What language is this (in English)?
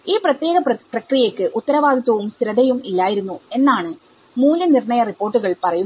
Malayalam